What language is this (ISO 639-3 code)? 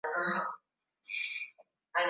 swa